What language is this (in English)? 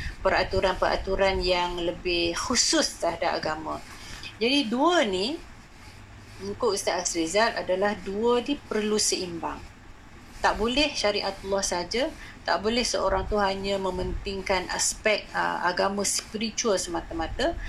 Malay